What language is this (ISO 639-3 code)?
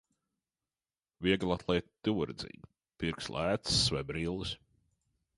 lav